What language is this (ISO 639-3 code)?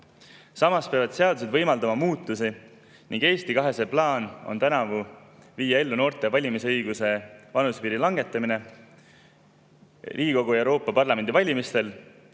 est